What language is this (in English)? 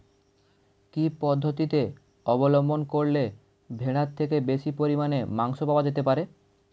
Bangla